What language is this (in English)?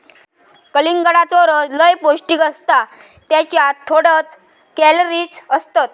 Marathi